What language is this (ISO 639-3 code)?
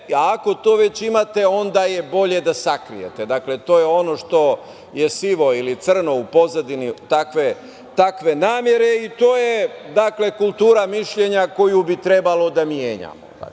srp